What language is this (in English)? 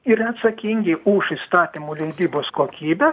Lithuanian